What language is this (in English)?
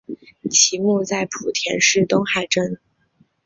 Chinese